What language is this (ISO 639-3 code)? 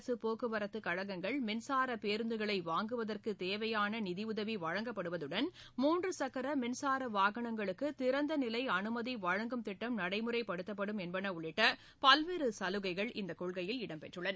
tam